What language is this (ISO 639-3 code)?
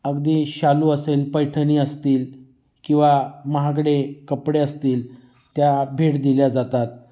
mar